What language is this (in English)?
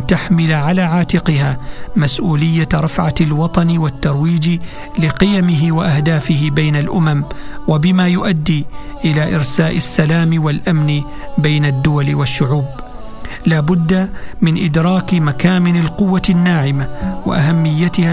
Arabic